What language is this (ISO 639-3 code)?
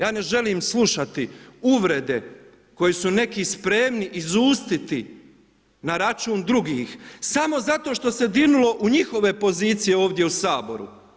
hrv